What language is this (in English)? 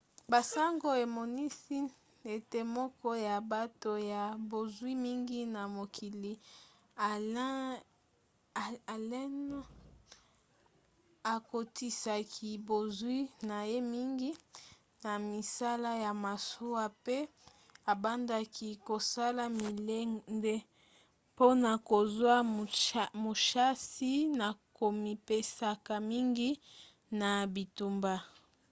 Lingala